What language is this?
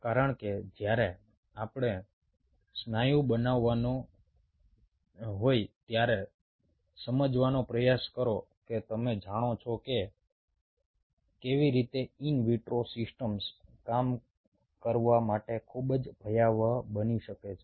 Gujarati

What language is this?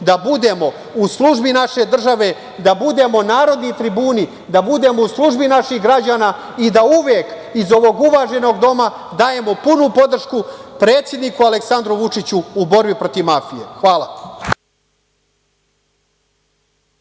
Serbian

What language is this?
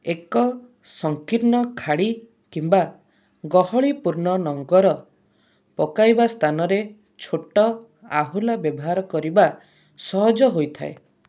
Odia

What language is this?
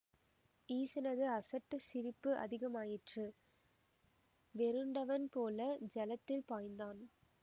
Tamil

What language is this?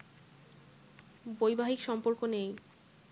Bangla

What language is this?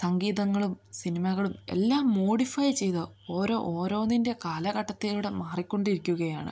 Malayalam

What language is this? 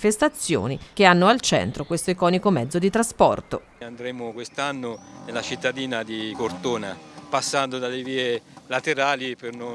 Italian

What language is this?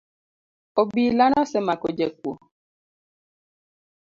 Luo (Kenya and Tanzania)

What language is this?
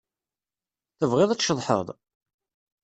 Kabyle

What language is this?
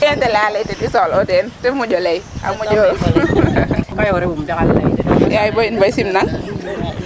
Serer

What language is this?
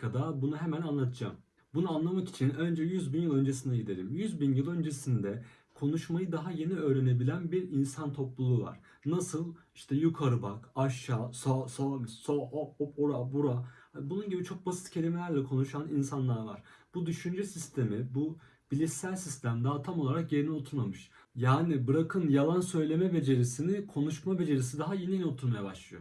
Turkish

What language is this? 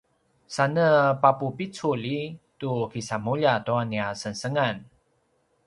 Paiwan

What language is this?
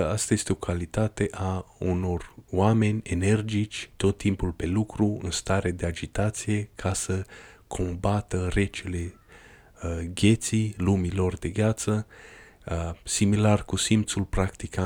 Romanian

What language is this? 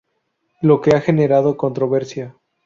Spanish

